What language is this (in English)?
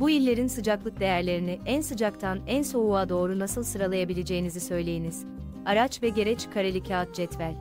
Turkish